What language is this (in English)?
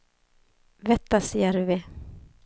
Swedish